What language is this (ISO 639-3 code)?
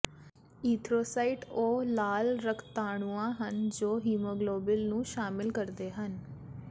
pan